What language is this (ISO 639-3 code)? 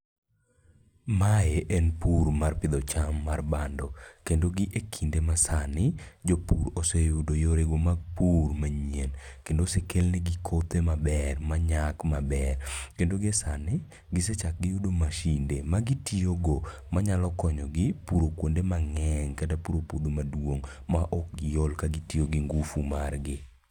luo